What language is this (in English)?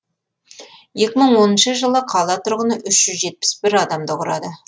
Kazakh